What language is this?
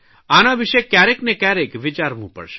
Gujarati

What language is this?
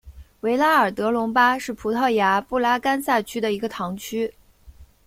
Chinese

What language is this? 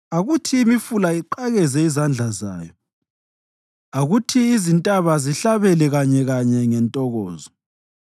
North Ndebele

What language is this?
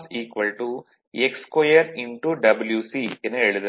Tamil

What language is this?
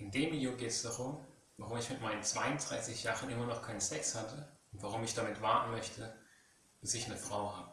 German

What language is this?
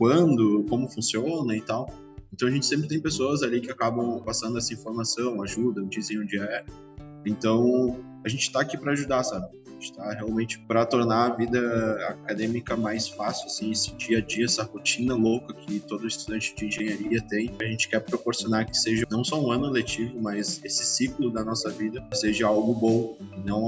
Portuguese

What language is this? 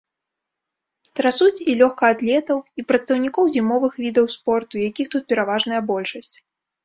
Belarusian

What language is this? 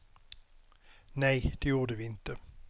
Swedish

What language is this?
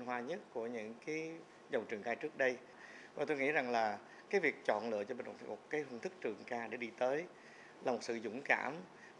Vietnamese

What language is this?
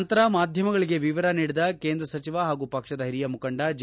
Kannada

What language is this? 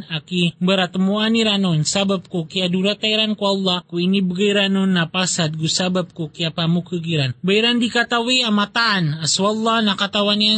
Filipino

